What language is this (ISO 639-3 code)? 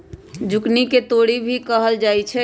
mag